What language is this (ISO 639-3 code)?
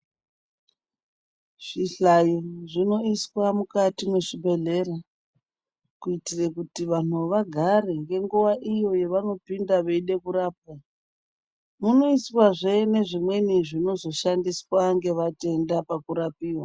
ndc